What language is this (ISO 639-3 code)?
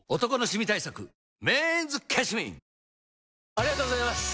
jpn